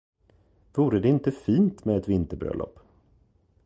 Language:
Swedish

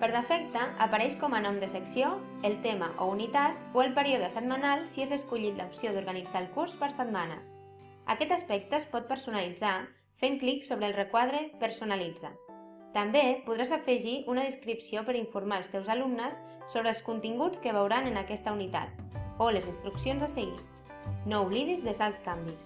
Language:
Catalan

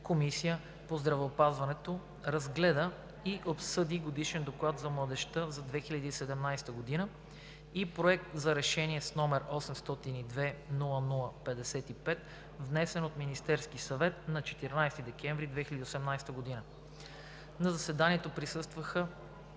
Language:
Bulgarian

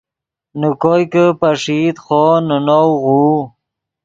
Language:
Yidgha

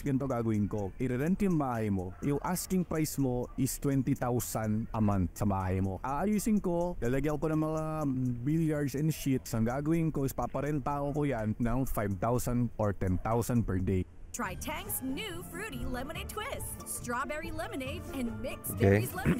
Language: Filipino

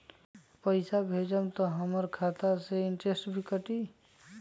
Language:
Magahi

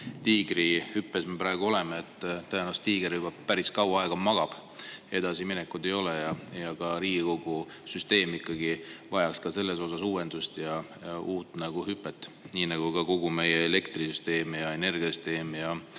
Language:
Estonian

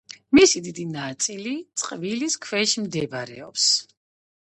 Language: Georgian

